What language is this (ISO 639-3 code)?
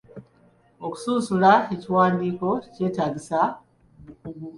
lug